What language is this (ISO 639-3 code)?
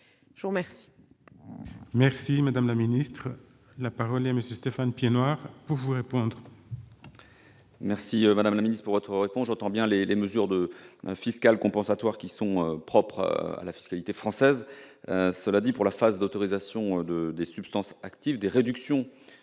fra